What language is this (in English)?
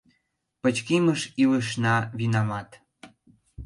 Mari